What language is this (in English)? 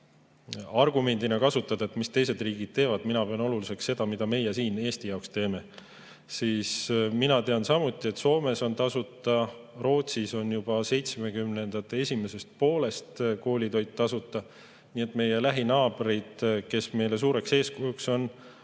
Estonian